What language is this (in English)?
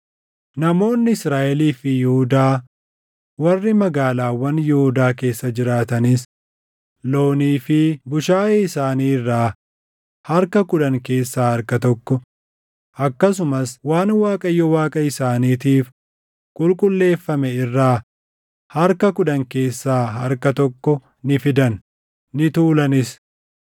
Oromo